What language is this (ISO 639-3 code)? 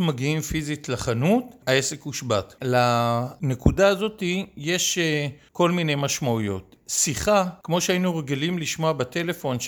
heb